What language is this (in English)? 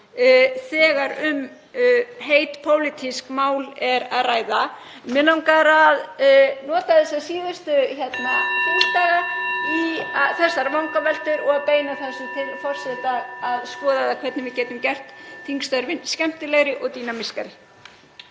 Icelandic